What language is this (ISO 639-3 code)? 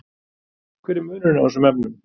isl